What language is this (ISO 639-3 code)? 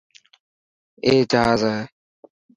mki